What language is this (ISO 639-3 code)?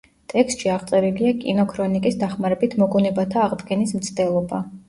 kat